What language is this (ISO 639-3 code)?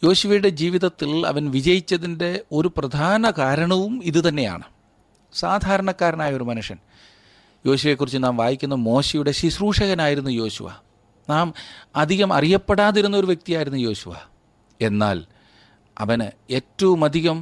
mal